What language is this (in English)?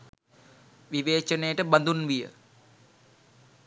Sinhala